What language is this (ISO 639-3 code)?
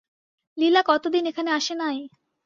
ben